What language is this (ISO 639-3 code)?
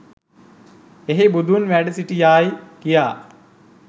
sin